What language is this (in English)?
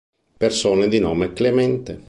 Italian